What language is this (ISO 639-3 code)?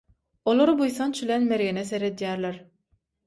tuk